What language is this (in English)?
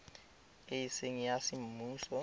Tswana